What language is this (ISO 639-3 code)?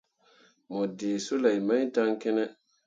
mua